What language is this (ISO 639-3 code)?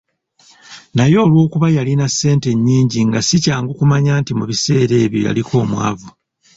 lug